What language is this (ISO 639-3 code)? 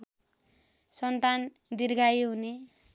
nep